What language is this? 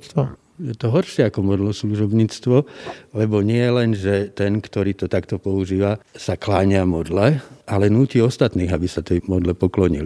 Slovak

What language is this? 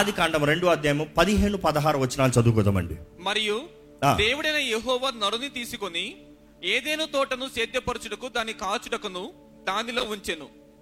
Telugu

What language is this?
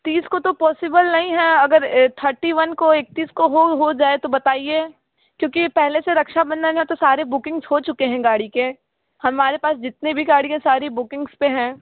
Hindi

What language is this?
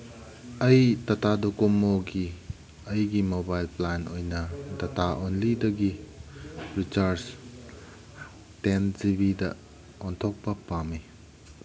Manipuri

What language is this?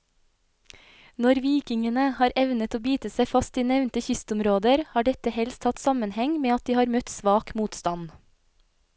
Norwegian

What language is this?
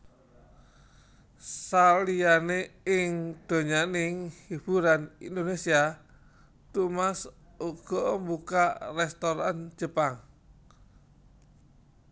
Javanese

